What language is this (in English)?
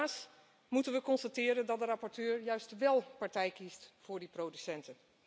Dutch